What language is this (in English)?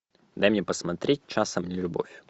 Russian